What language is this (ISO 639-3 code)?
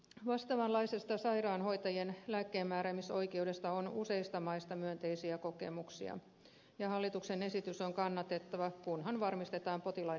fin